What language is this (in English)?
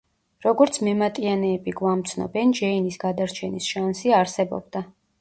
Georgian